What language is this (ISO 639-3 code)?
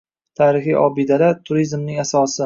uzb